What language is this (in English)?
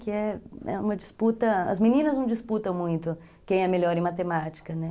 Portuguese